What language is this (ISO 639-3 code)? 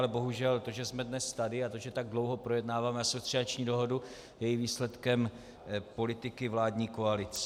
ces